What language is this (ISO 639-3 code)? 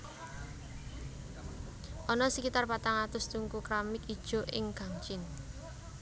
jav